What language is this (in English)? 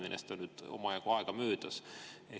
Estonian